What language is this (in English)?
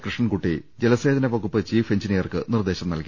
Malayalam